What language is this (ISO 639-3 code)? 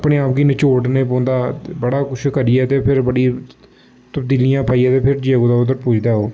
doi